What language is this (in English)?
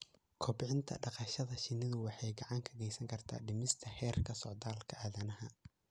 Somali